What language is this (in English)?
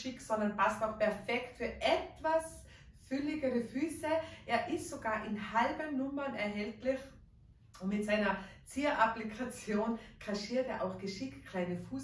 German